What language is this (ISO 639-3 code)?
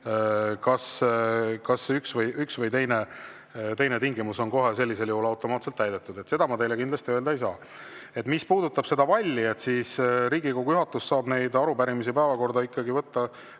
est